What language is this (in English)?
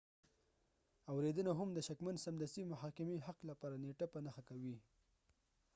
Pashto